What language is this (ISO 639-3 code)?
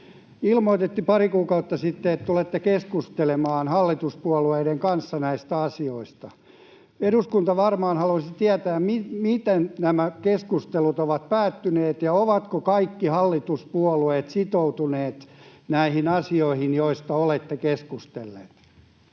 fin